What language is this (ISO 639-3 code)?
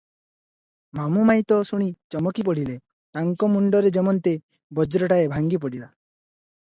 ori